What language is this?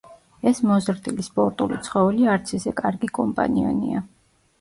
Georgian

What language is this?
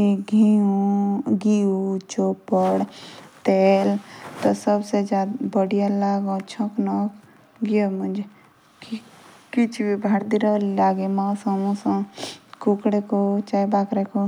Jaunsari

